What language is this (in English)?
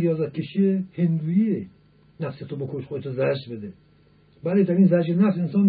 Persian